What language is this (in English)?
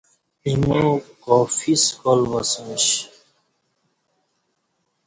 Kati